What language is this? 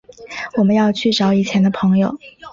Chinese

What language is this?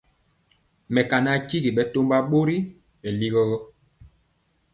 Mpiemo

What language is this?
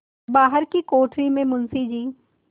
Hindi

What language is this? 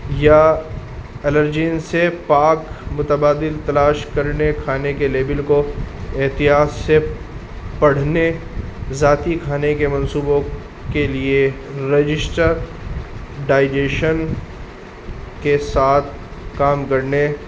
Urdu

